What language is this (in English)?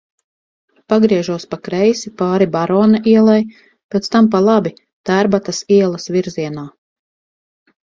Latvian